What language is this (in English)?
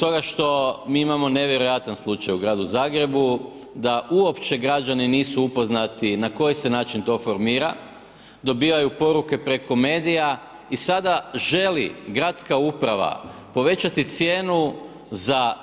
Croatian